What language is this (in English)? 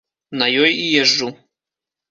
Belarusian